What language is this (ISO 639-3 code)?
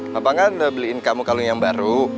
ind